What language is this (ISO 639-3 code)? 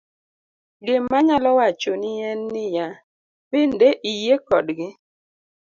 luo